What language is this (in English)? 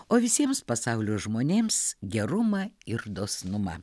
Lithuanian